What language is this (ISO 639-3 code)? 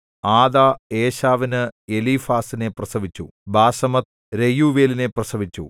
mal